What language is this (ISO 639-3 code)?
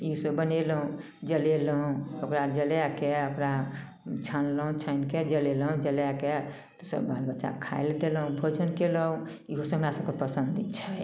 mai